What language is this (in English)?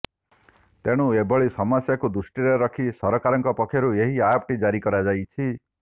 Odia